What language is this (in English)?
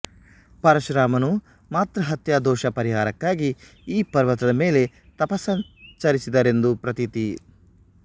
Kannada